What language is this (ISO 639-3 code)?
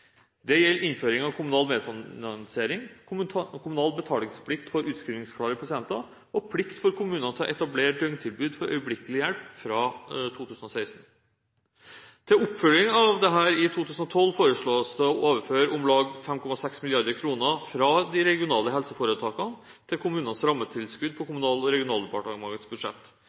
nob